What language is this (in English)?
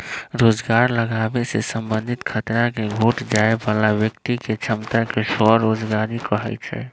Magahi